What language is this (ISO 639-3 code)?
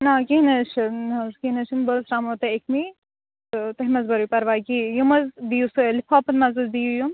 kas